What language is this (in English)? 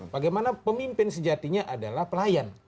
Indonesian